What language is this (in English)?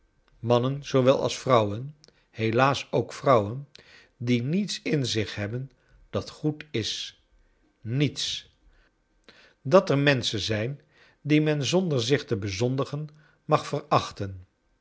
Dutch